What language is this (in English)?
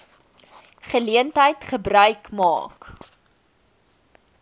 Afrikaans